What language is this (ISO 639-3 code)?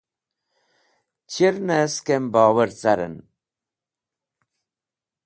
wbl